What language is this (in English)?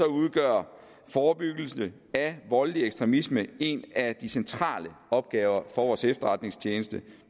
Danish